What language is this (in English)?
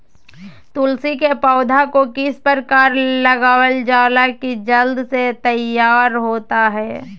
Magahi